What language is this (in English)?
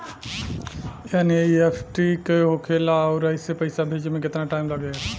Bhojpuri